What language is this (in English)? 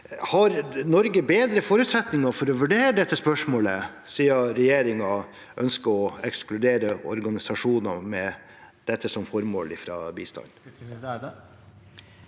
Norwegian